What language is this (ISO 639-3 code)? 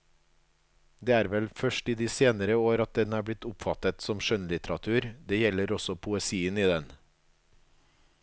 nor